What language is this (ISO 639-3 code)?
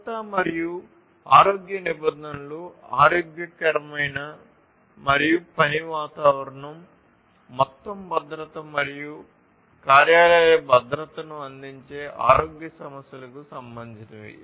tel